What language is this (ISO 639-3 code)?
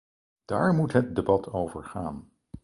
nld